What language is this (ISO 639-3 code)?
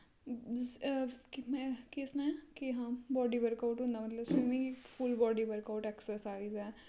doi